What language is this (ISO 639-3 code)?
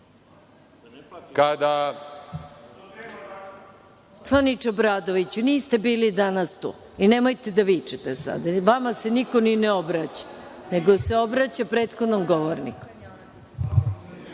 srp